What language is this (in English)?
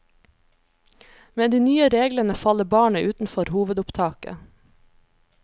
Norwegian